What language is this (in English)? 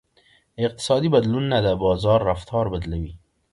Pashto